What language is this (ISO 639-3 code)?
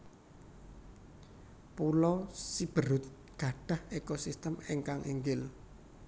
jav